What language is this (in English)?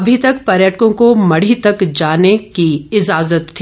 Hindi